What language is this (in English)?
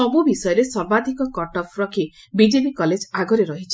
Odia